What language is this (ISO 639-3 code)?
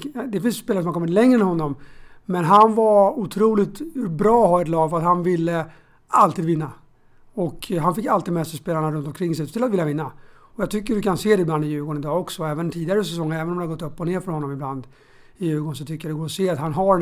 swe